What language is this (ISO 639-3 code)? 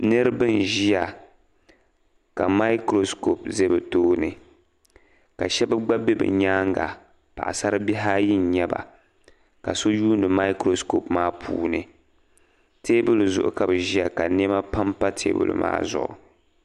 dag